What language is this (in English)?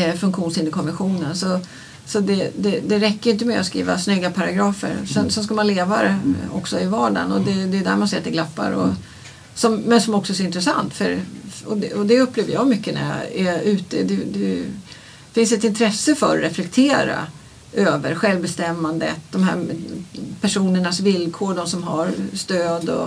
Swedish